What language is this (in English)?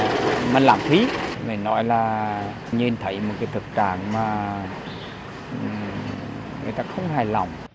Vietnamese